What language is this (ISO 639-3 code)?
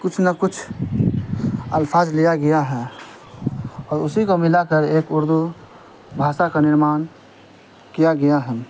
urd